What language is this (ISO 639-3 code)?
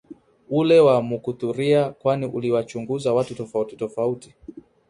swa